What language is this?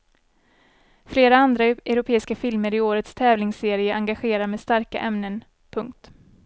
Swedish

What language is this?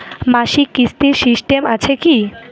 Bangla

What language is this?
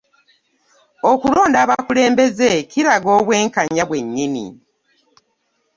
Ganda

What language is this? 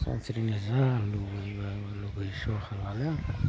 Bodo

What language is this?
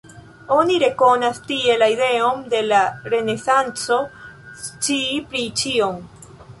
Esperanto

